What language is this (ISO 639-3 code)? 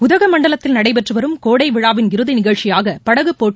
tam